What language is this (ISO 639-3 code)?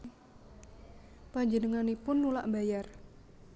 jav